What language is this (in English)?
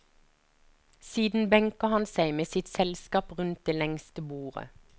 Norwegian